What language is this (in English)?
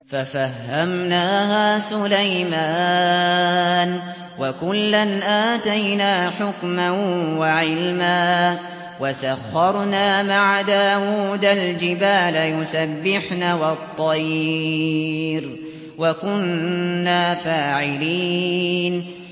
Arabic